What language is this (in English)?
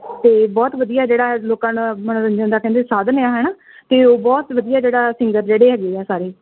Punjabi